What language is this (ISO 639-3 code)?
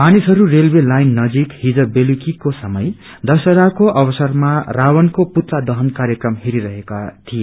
nep